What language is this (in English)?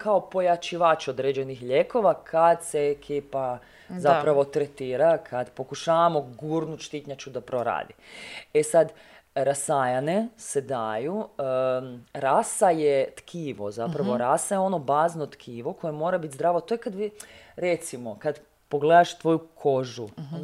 Croatian